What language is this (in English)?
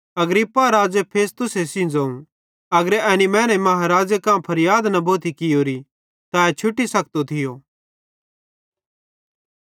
Bhadrawahi